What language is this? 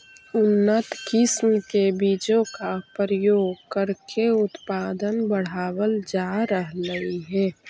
Magahi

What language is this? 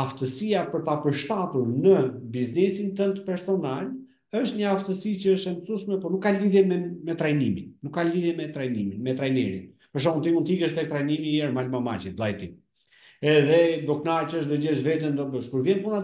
Romanian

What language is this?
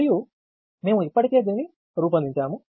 Telugu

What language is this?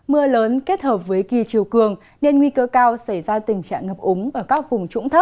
Vietnamese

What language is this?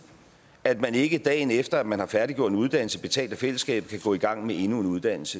Danish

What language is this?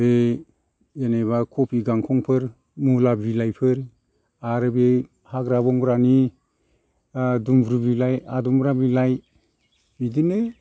Bodo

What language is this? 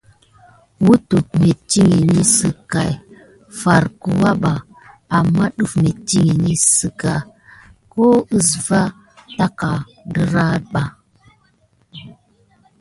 Gidar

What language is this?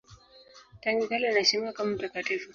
Swahili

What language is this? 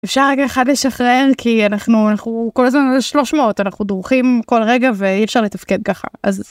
Hebrew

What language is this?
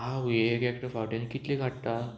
Konkani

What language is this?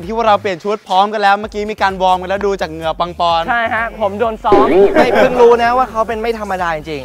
Thai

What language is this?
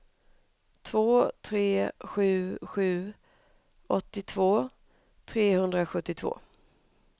Swedish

